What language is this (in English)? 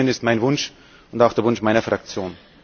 German